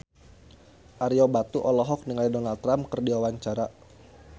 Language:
Sundanese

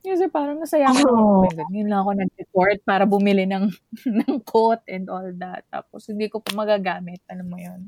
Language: Filipino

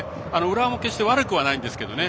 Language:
Japanese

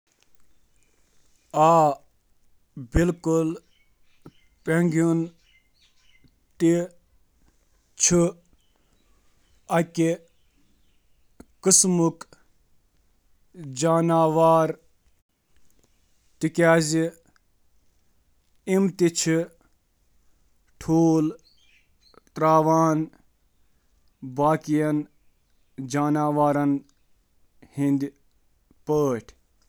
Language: Kashmiri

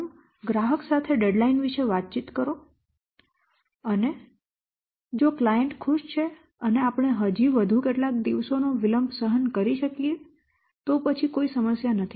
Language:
Gujarati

